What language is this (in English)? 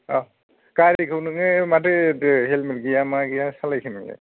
Bodo